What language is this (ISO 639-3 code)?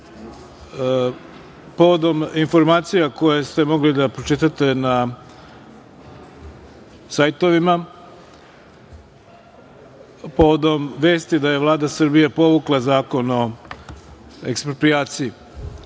srp